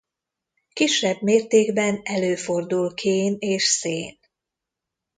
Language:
Hungarian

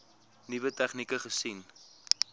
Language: Afrikaans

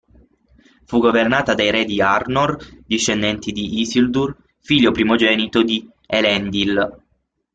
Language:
Italian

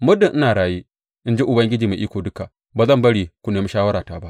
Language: Hausa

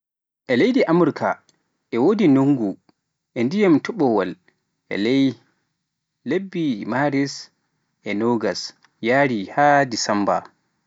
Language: Pular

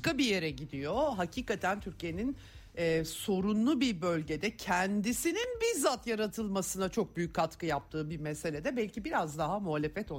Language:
Turkish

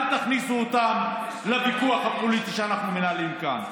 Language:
Hebrew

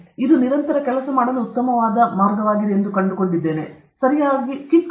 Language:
Kannada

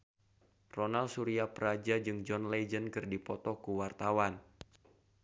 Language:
Sundanese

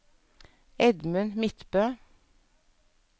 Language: Norwegian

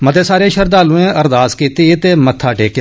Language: Dogri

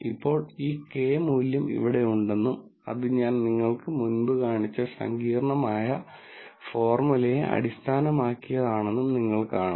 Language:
Malayalam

